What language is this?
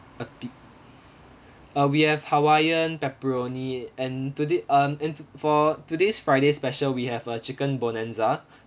English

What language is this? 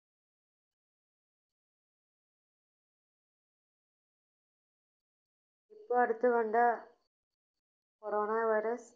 Malayalam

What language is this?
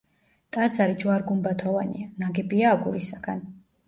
Georgian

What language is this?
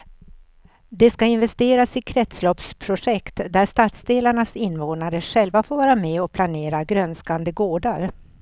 Swedish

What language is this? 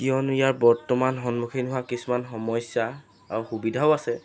Assamese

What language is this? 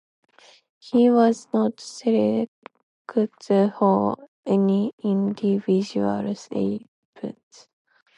English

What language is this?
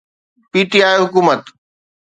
Sindhi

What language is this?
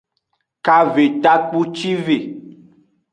Aja (Benin)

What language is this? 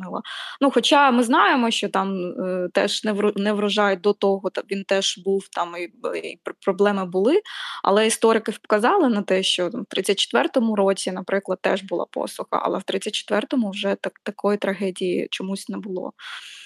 Ukrainian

